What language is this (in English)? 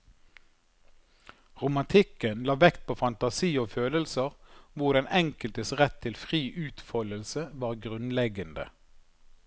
Norwegian